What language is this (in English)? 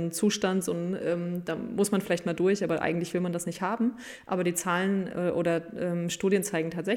German